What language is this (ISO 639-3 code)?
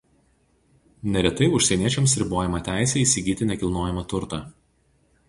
lit